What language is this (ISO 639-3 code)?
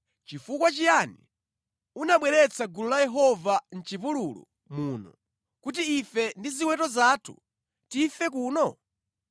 nya